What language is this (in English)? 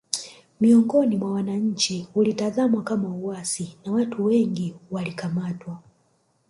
Swahili